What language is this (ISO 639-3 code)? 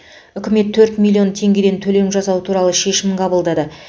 kaz